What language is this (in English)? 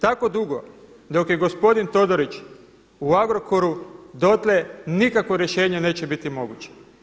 Croatian